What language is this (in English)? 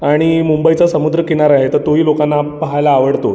Marathi